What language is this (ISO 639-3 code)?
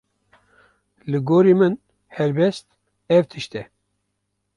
kur